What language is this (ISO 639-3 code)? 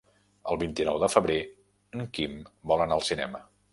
cat